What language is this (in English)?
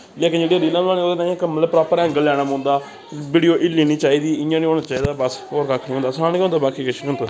Dogri